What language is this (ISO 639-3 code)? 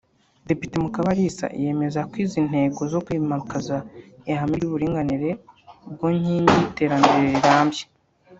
kin